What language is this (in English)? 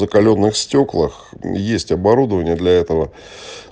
Russian